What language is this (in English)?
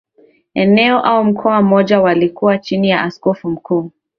Swahili